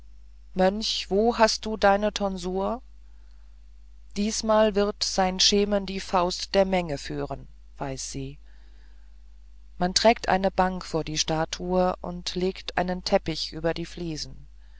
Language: German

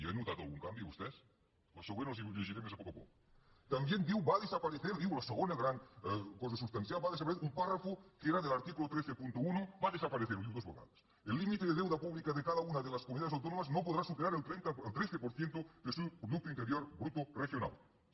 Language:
Catalan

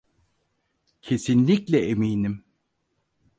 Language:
Turkish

